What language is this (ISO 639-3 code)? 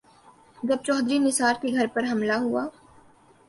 urd